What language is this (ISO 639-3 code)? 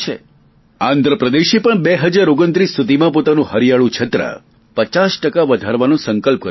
guj